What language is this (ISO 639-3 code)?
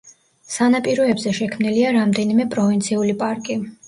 kat